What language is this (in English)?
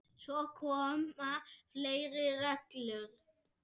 Icelandic